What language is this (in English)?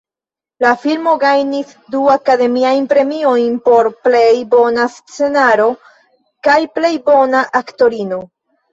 Esperanto